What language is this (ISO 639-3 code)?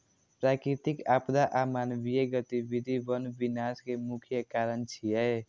mai